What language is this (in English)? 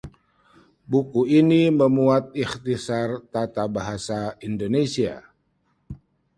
Indonesian